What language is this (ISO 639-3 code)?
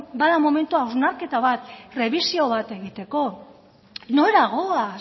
eus